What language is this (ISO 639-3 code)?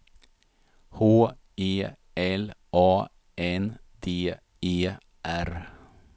swe